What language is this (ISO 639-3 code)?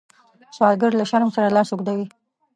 pus